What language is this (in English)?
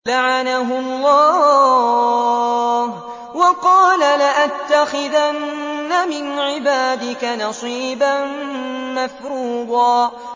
Arabic